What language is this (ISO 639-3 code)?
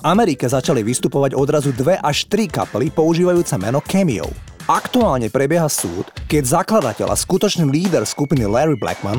slk